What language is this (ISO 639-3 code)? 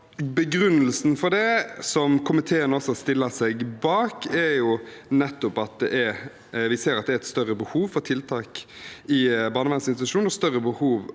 nor